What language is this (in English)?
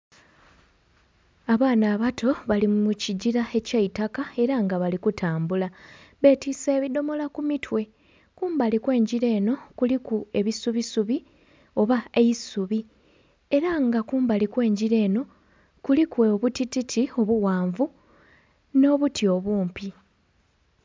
Soga